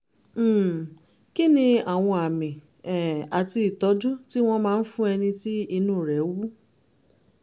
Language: Yoruba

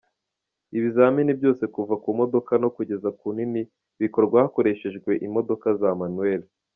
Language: Kinyarwanda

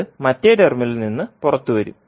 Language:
Malayalam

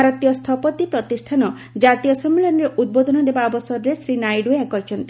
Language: Odia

